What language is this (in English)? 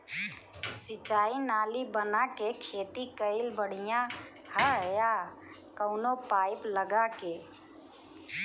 Bhojpuri